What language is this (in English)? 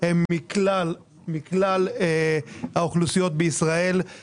Hebrew